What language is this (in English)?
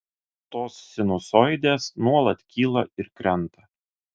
Lithuanian